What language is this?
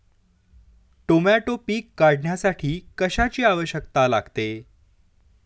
Marathi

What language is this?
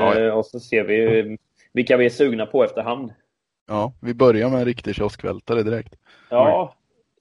Swedish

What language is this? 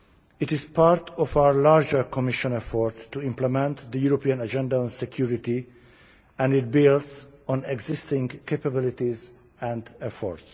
English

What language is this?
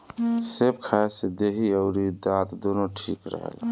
Bhojpuri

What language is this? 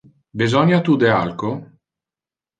Interlingua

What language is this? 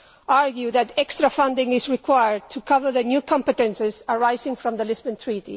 English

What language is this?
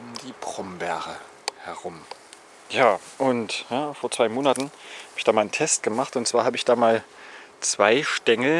German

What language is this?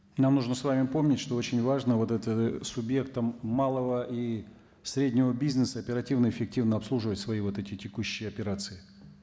Kazakh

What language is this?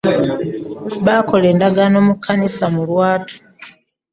Ganda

